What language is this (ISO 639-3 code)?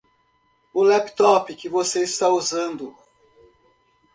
por